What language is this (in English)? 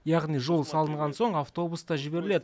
Kazakh